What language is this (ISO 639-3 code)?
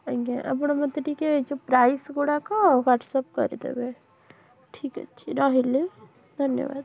ori